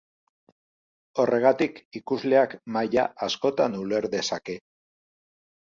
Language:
Basque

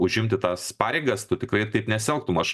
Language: Lithuanian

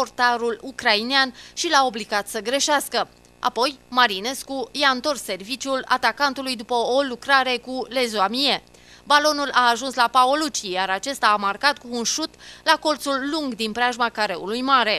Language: Romanian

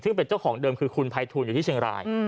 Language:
Thai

